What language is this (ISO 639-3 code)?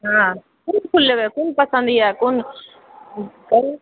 mai